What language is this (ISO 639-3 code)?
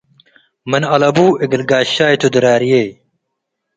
tig